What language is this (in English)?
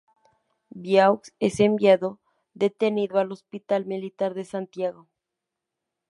Spanish